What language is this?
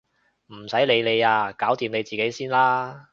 Cantonese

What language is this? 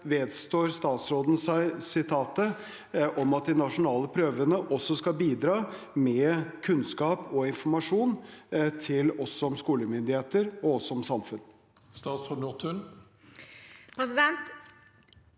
Norwegian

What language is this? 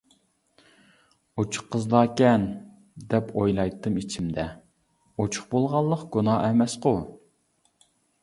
Uyghur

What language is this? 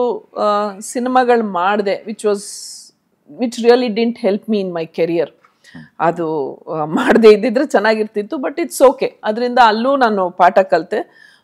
Kannada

